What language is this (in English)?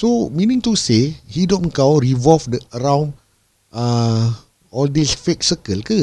Malay